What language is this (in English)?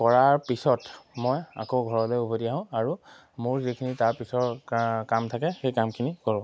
Assamese